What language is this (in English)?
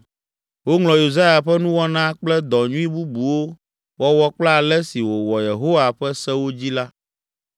Ewe